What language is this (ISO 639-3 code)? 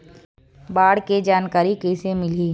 hne